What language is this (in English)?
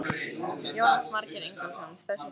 Icelandic